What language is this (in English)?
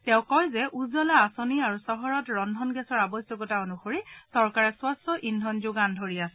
Assamese